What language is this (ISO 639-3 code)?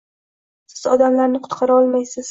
uzb